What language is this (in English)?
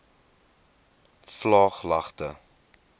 Afrikaans